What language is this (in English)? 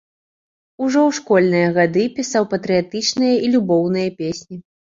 Belarusian